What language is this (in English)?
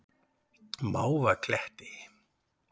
Icelandic